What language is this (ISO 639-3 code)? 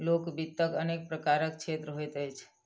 mai